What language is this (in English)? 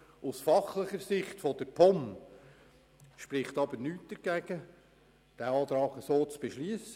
Swiss German